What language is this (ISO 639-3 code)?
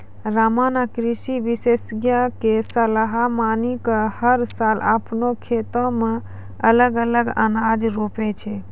mai